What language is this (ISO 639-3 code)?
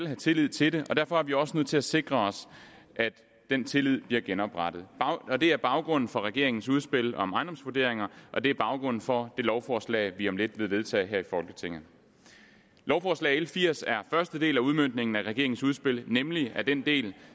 dan